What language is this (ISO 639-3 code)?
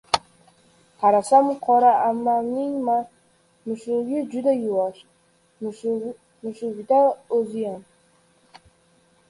uzb